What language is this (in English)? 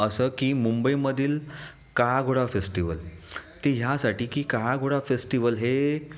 Marathi